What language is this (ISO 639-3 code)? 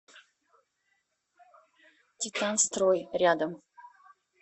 rus